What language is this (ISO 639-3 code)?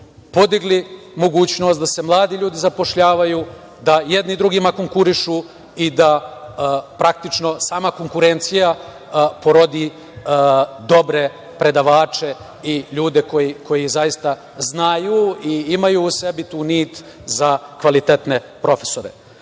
srp